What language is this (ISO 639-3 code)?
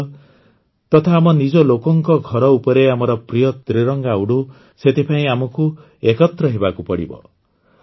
ori